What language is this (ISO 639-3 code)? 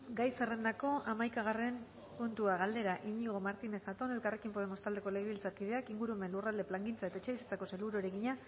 eus